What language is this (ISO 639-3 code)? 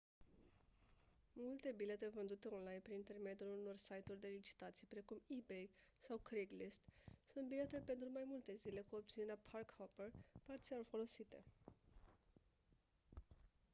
ron